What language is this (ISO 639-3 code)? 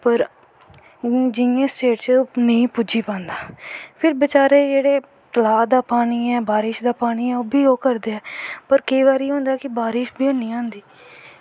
doi